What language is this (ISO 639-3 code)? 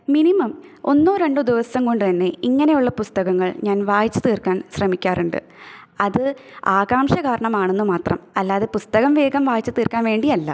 mal